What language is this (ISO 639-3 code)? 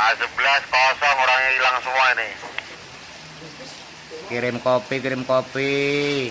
ind